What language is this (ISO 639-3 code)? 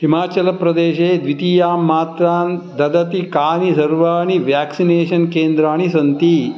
san